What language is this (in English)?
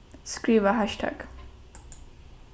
Faroese